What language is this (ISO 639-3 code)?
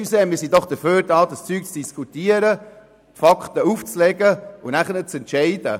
gsw